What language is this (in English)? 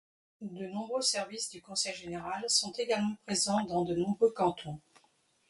French